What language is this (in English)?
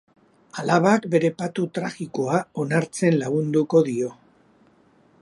Basque